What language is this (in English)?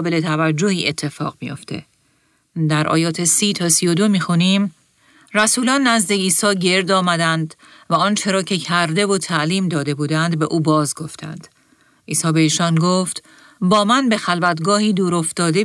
Persian